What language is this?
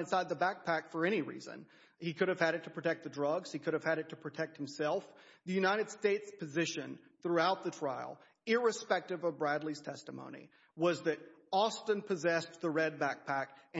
English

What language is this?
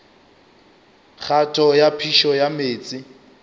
Northern Sotho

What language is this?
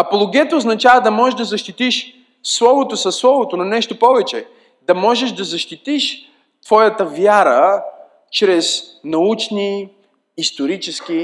Bulgarian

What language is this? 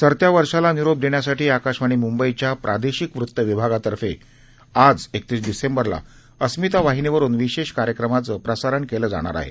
Marathi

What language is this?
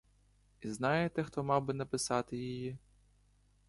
Ukrainian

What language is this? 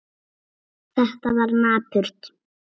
Icelandic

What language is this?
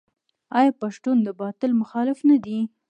Pashto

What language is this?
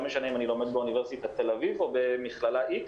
Hebrew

